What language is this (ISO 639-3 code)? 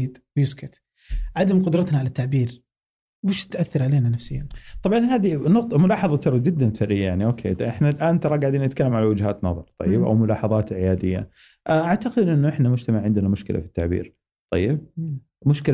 ara